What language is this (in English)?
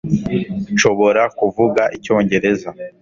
Kinyarwanda